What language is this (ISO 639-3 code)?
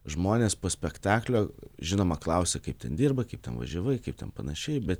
lit